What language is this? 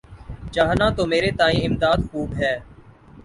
Urdu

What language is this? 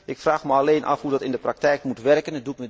Dutch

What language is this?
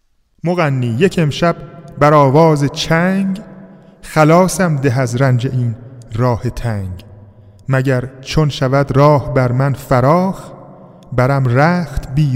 Persian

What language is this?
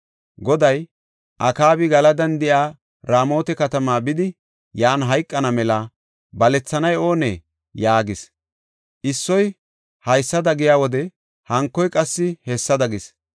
Gofa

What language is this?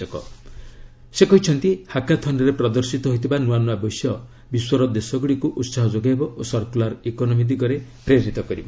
Odia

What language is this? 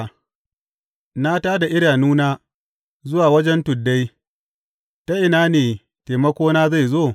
Hausa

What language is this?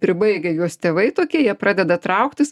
Lithuanian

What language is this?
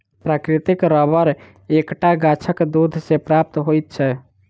Maithili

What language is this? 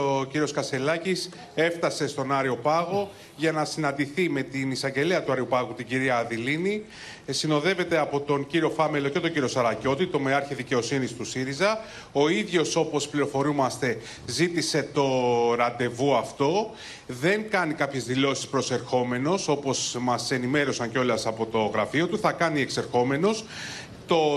Greek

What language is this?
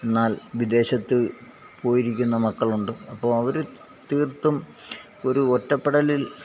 Malayalam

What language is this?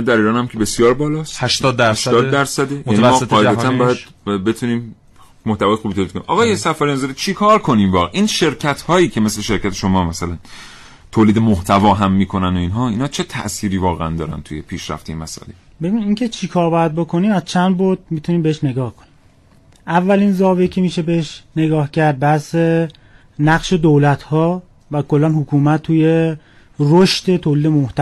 Persian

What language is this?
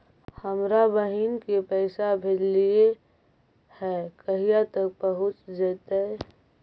Magahi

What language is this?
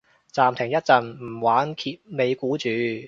Cantonese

